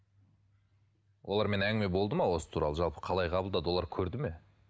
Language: Kazakh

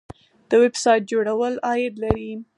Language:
Pashto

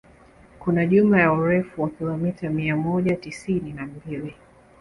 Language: Swahili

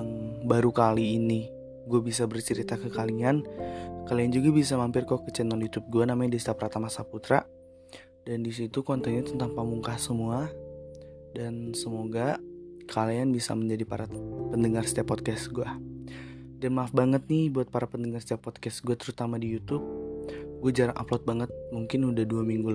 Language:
Indonesian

